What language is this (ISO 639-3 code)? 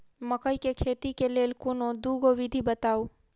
mai